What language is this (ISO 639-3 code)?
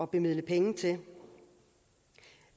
dan